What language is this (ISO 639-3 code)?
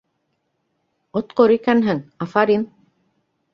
bak